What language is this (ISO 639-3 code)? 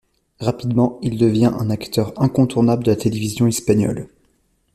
fra